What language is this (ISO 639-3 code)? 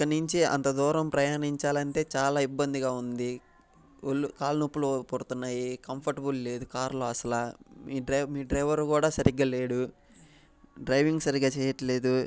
tel